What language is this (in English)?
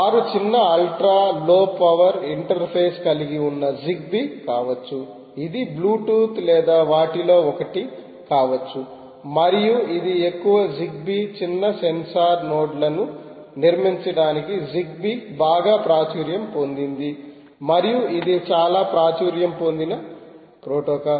Telugu